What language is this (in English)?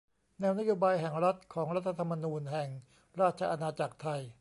Thai